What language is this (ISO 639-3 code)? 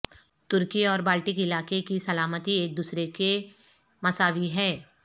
urd